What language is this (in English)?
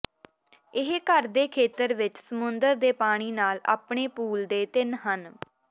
Punjabi